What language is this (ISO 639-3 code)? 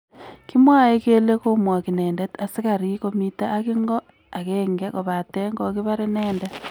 kln